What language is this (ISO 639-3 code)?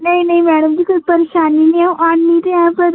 doi